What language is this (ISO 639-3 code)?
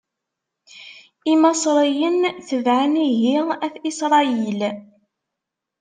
kab